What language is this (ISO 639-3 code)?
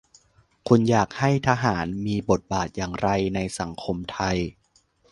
tha